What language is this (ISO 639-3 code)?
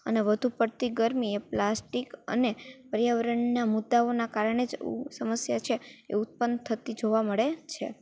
guj